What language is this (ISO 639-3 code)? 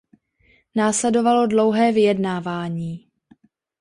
ces